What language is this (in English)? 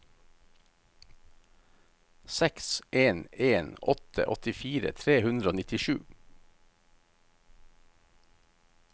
Norwegian